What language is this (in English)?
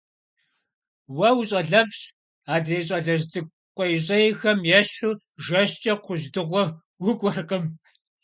Kabardian